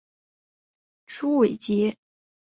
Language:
Chinese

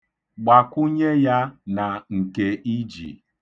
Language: Igbo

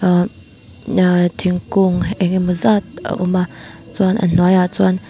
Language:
Mizo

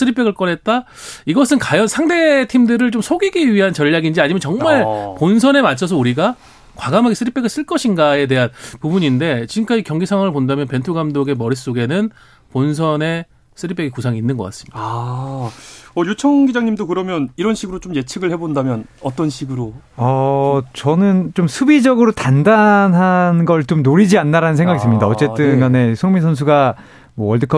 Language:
Korean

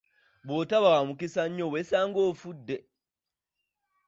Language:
Ganda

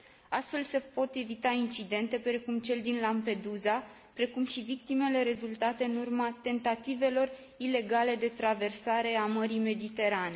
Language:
Romanian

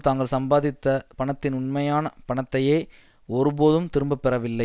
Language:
Tamil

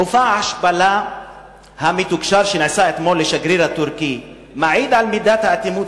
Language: Hebrew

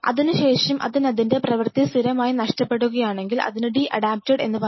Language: Malayalam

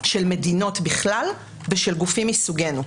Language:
Hebrew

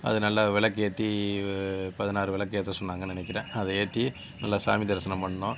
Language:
Tamil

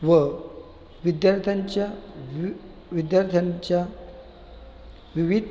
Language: Marathi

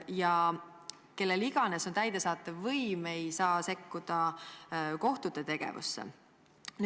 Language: Estonian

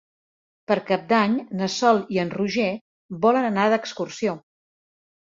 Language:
Catalan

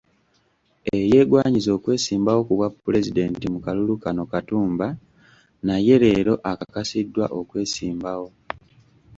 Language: Ganda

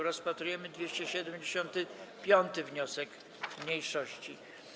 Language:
Polish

